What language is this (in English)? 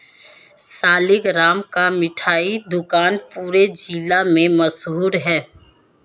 Hindi